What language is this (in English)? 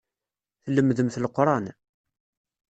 Kabyle